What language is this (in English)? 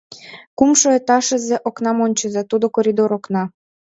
Mari